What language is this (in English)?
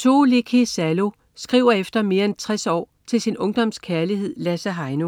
Danish